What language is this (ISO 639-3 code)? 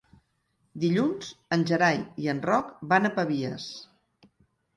cat